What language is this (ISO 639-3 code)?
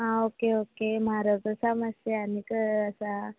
kok